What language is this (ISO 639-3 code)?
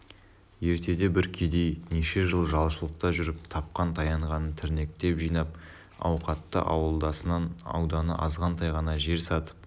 kaz